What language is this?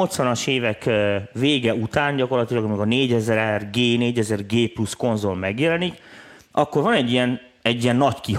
Hungarian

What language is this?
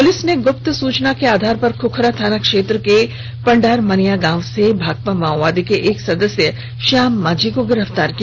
Hindi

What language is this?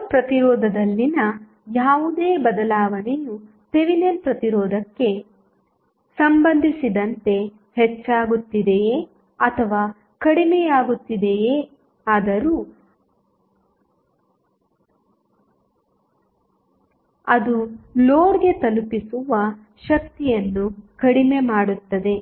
Kannada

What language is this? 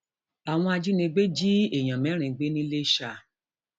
Yoruba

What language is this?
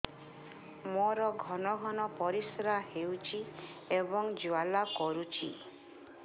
Odia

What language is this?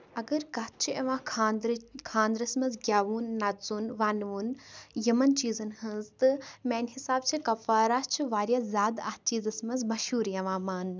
Kashmiri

